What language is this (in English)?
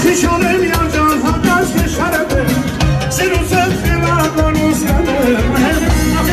Romanian